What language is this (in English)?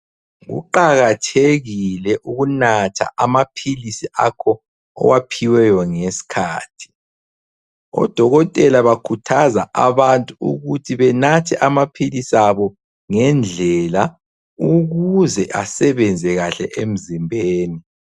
North Ndebele